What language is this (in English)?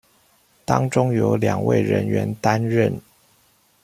Chinese